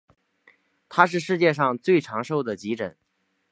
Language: Chinese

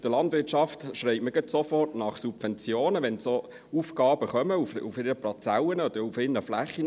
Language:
Swiss German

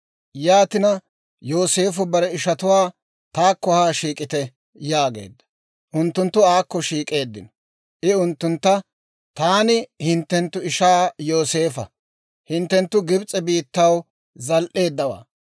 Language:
Dawro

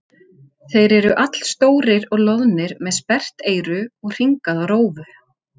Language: Icelandic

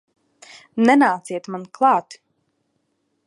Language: Latvian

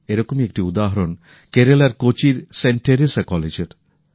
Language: Bangla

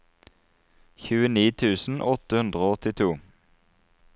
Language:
Norwegian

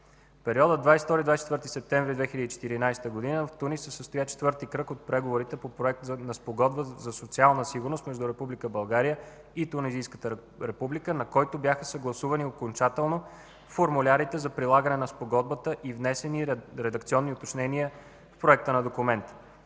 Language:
Bulgarian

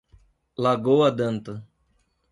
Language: Portuguese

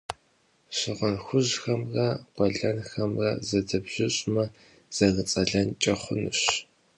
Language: Kabardian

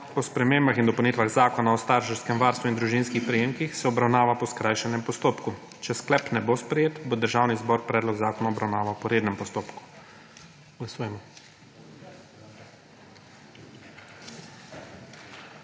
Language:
Slovenian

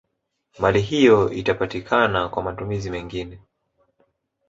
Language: Swahili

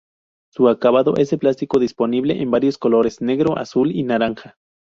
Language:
Spanish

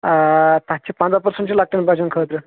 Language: Kashmiri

